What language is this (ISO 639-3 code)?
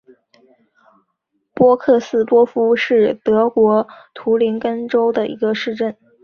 zho